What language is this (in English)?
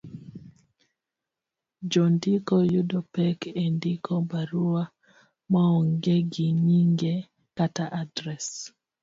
Luo (Kenya and Tanzania)